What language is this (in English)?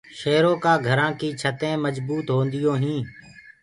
Gurgula